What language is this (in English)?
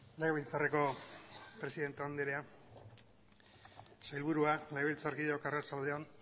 Basque